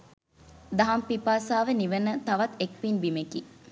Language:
Sinhala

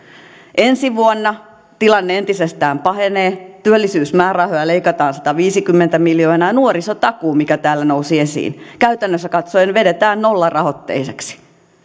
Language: Finnish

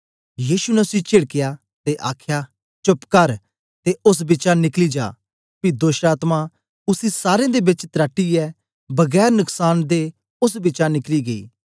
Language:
Dogri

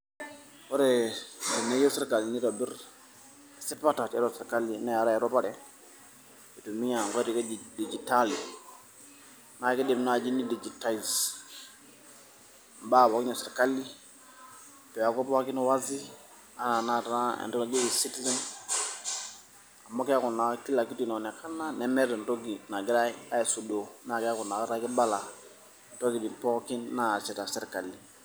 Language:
Masai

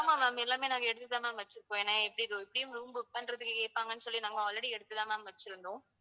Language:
Tamil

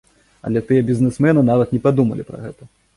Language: Belarusian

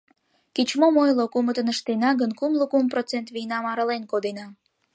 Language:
Mari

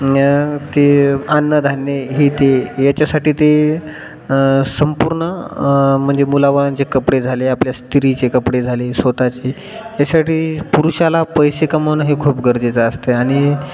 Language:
Marathi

